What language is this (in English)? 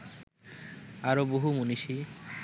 Bangla